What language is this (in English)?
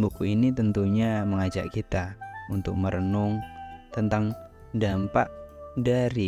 Indonesian